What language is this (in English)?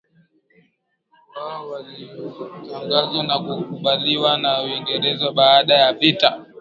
Swahili